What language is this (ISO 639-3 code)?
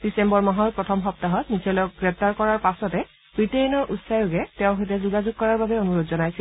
asm